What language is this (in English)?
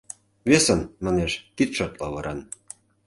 Mari